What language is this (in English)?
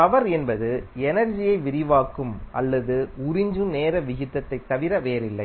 Tamil